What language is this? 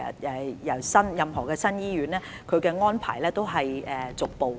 Cantonese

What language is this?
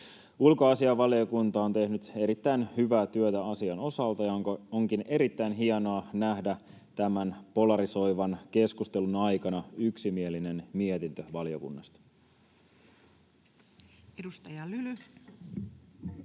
Finnish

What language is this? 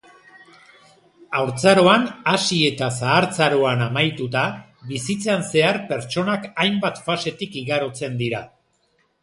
Basque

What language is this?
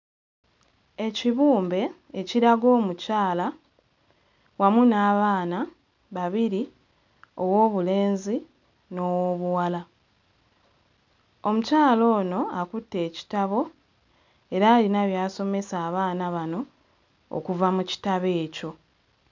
Ganda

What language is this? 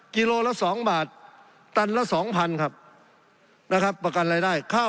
Thai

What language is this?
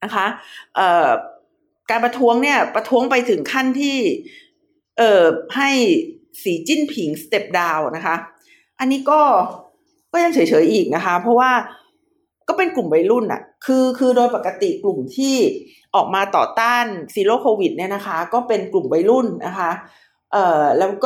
Thai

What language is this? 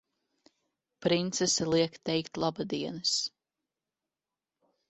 Latvian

